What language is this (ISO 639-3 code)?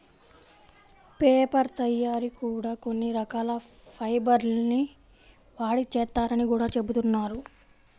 tel